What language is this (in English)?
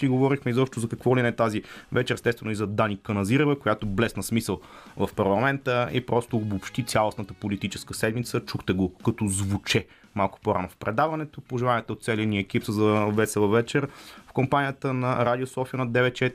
Bulgarian